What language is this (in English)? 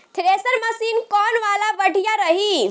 Bhojpuri